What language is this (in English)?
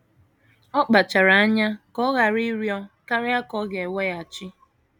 Igbo